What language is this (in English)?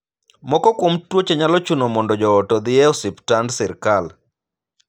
Luo (Kenya and Tanzania)